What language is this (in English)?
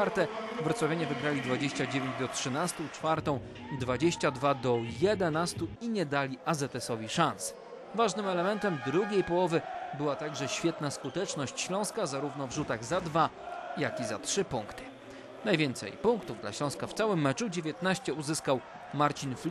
Polish